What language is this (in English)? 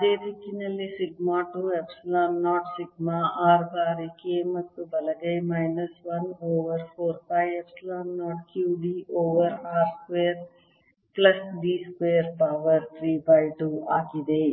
Kannada